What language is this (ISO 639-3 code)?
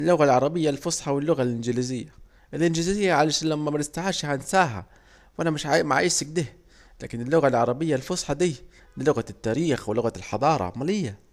aec